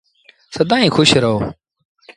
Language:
Sindhi Bhil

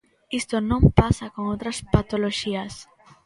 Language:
Galician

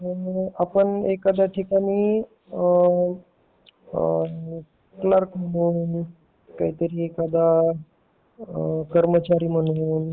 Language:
Marathi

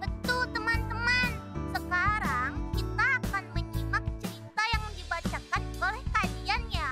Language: Indonesian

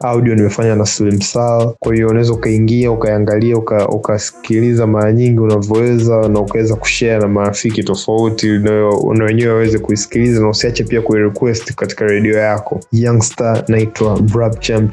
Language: Swahili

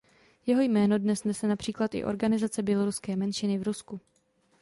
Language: Czech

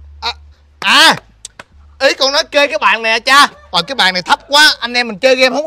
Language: Vietnamese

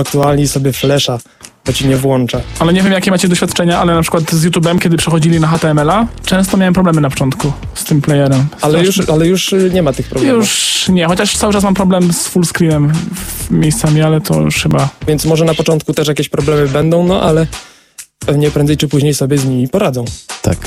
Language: Polish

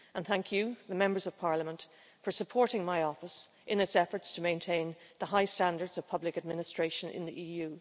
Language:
English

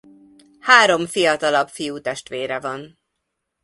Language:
Hungarian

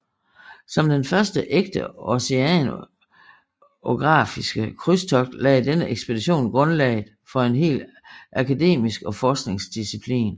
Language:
Danish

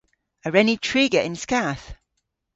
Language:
Cornish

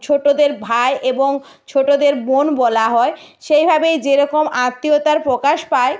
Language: Bangla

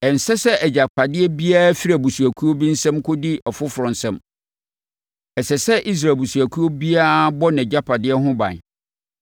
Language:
Akan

